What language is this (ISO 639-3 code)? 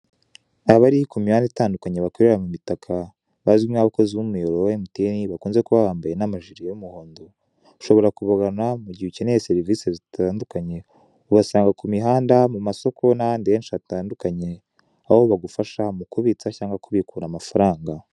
kin